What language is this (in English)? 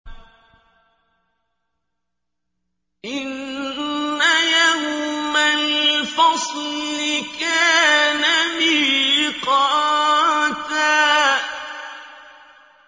Arabic